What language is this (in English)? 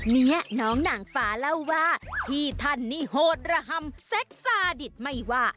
Thai